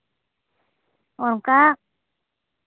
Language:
Santali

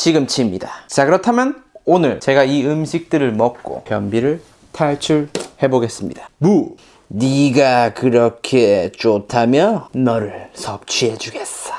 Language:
Korean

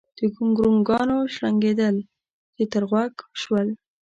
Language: Pashto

